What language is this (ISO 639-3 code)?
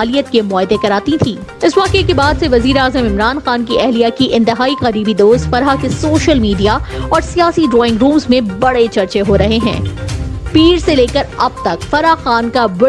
urd